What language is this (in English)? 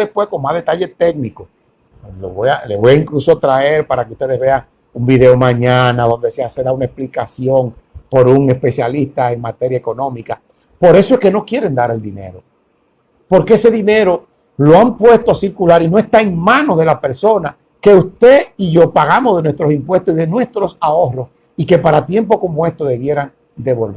Spanish